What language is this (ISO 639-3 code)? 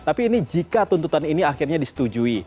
ind